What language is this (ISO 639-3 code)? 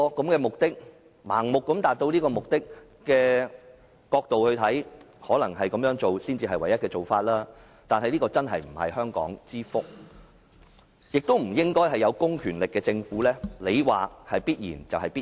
yue